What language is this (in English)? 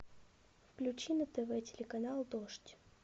Russian